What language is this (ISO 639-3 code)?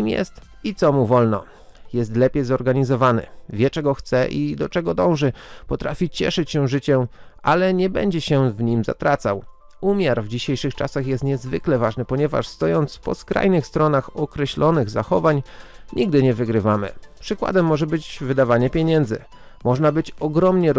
pol